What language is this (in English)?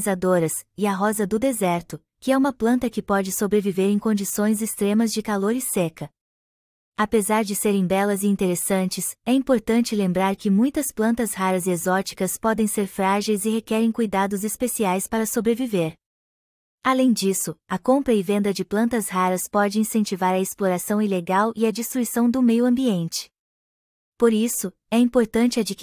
Portuguese